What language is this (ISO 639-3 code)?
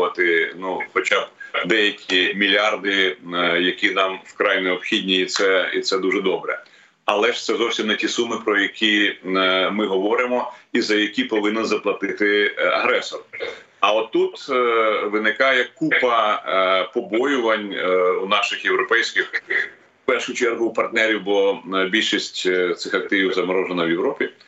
ukr